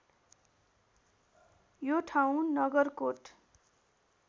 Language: Nepali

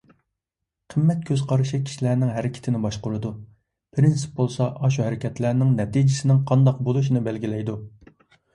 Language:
Uyghur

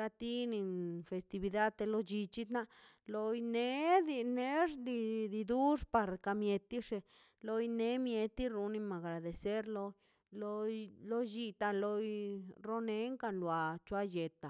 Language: Mazaltepec Zapotec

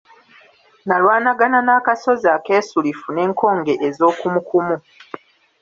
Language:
Ganda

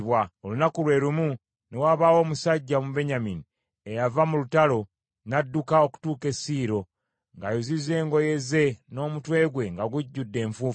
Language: Ganda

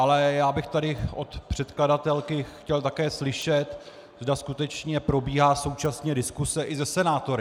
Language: Czech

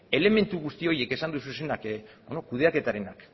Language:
Basque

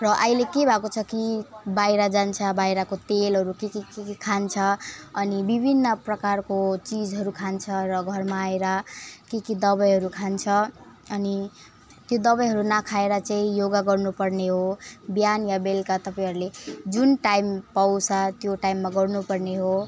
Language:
Nepali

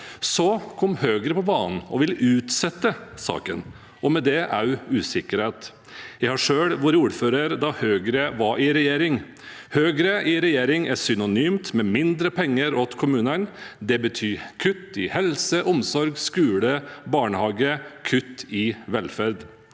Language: Norwegian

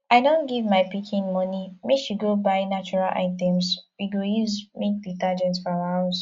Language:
Nigerian Pidgin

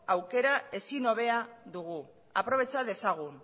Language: Basque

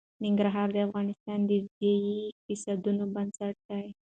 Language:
Pashto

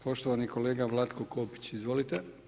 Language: Croatian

